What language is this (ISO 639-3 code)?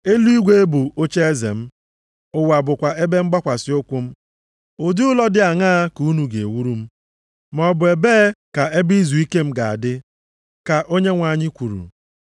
ibo